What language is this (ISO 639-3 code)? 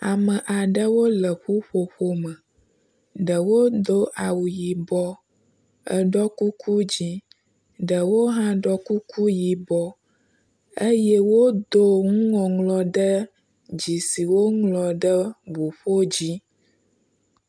ewe